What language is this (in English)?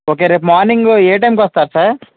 Telugu